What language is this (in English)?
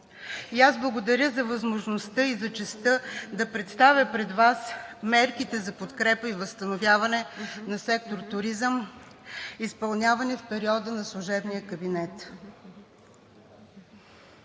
Bulgarian